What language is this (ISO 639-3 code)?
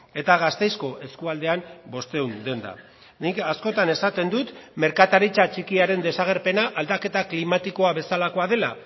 eus